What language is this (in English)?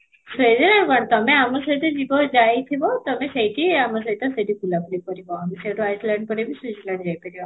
Odia